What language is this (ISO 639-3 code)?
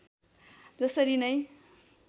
nep